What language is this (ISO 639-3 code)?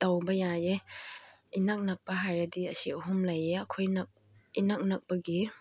mni